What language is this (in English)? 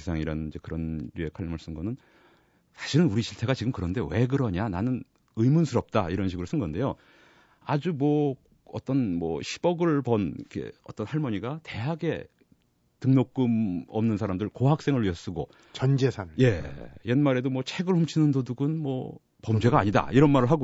Korean